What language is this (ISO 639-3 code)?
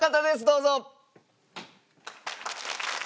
jpn